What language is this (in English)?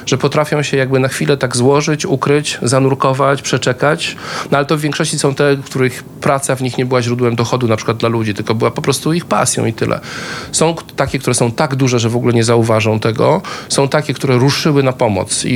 Polish